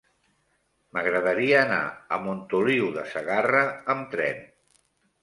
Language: Catalan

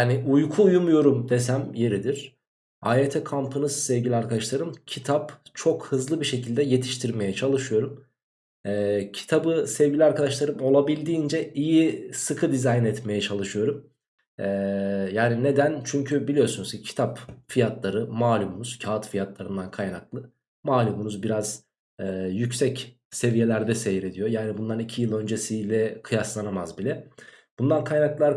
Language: Turkish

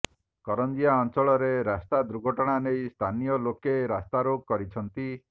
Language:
Odia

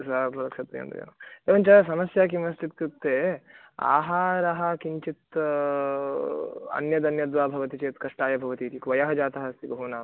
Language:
Sanskrit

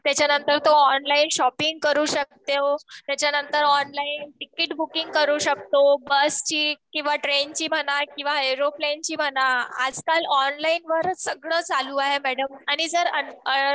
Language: Marathi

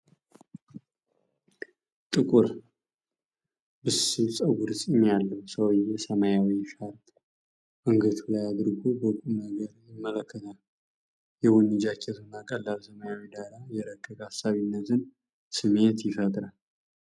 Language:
Amharic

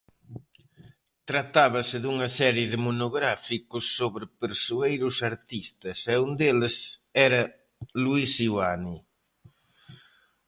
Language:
Galician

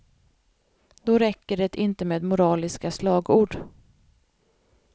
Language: Swedish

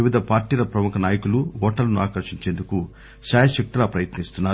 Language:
Telugu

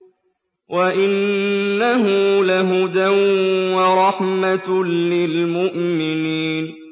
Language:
Arabic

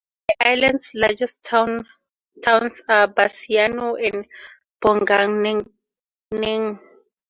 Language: English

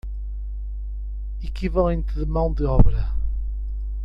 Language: Portuguese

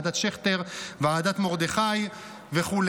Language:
Hebrew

